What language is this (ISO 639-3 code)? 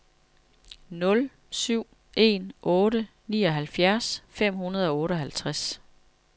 dan